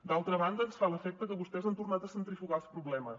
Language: Catalan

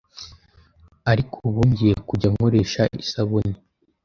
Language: Kinyarwanda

